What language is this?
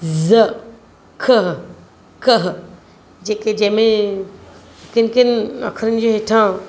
Sindhi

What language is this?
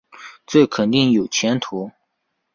Chinese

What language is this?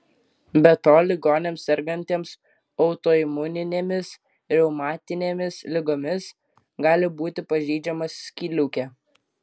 Lithuanian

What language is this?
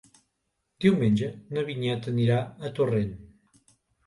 Catalan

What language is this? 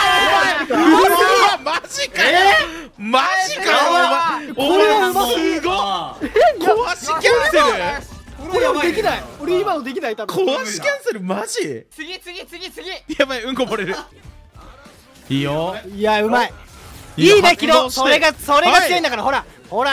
Japanese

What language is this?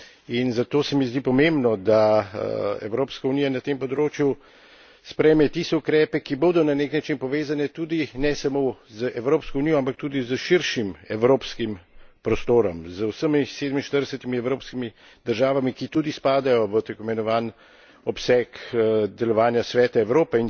Slovenian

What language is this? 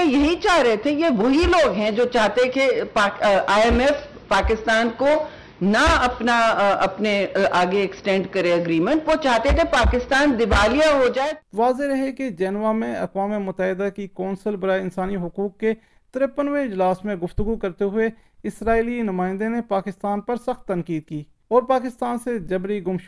Urdu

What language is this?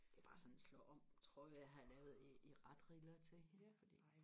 Danish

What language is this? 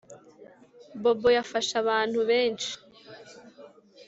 Kinyarwanda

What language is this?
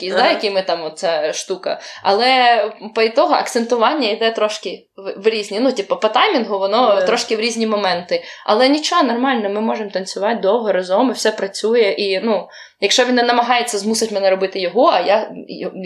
Ukrainian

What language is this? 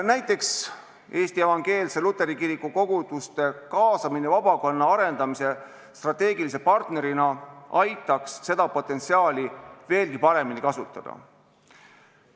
Estonian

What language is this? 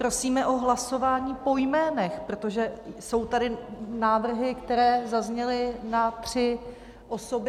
Czech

